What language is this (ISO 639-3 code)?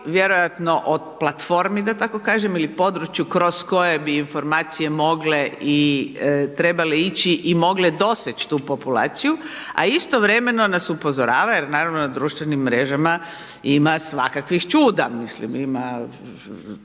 hrv